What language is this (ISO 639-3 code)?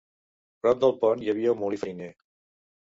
cat